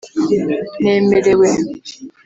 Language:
Kinyarwanda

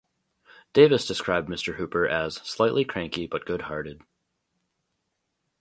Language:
English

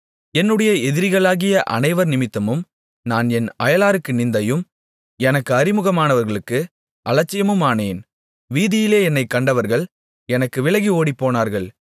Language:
Tamil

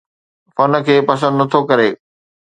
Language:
Sindhi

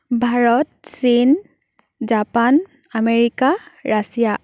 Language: Assamese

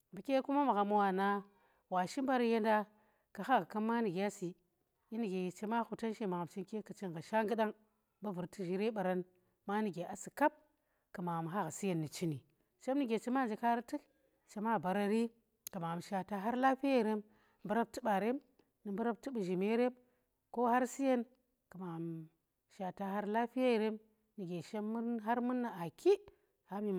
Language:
Tera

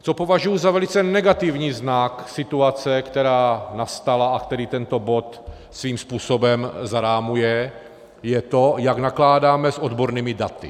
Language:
Czech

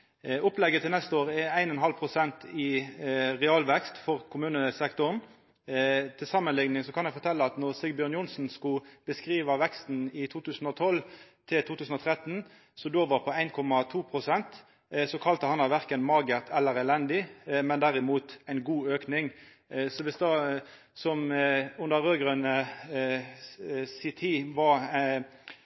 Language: Norwegian Nynorsk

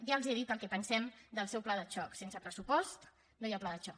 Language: Catalan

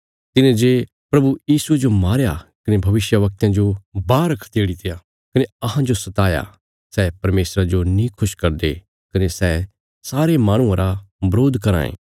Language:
Bilaspuri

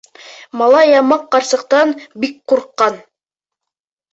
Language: Bashkir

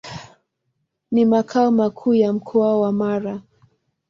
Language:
Swahili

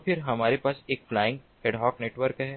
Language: Hindi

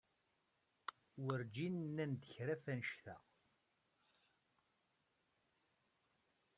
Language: Kabyle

